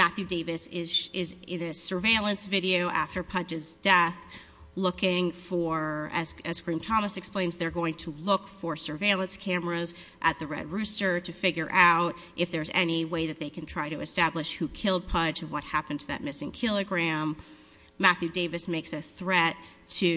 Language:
English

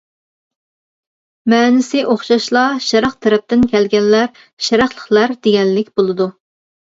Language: Uyghur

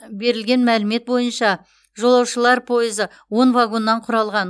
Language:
Kazakh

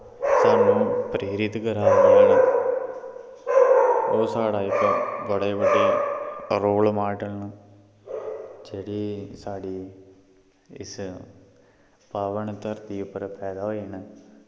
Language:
Dogri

